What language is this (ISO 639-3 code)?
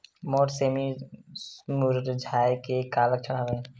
hne